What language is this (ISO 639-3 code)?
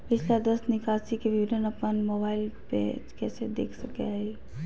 mag